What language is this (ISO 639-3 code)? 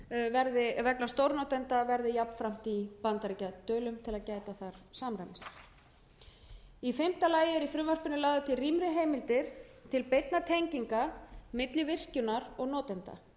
isl